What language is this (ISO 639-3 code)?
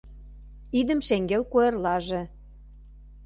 chm